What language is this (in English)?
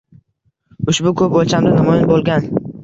Uzbek